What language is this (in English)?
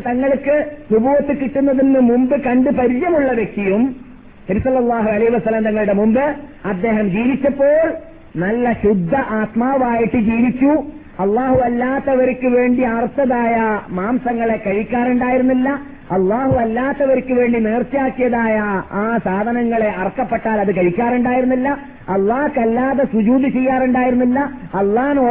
Malayalam